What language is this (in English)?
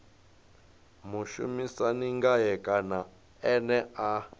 Venda